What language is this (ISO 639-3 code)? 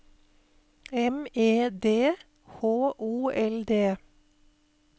nor